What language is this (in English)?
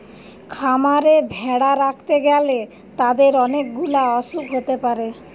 Bangla